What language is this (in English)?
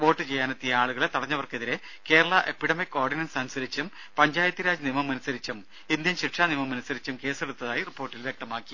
Malayalam